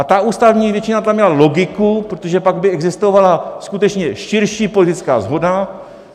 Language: Czech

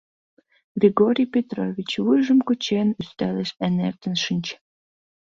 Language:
Mari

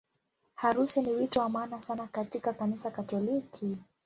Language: Swahili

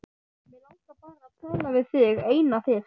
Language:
Icelandic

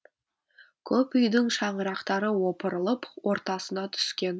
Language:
Kazakh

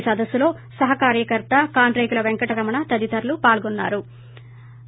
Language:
Telugu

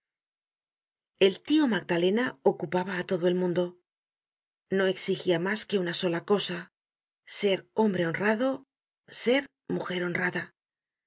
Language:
Spanish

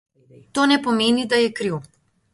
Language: Slovenian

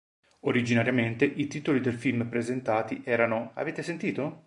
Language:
Italian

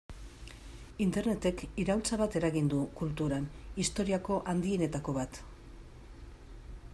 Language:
Basque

